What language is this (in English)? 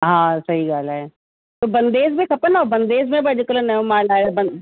Sindhi